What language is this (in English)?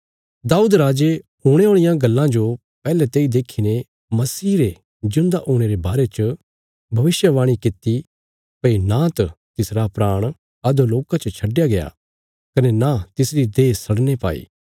Bilaspuri